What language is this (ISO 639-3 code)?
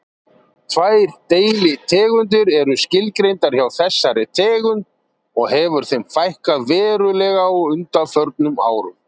isl